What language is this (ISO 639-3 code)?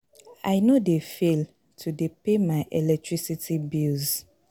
pcm